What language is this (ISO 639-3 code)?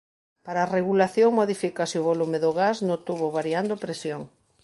glg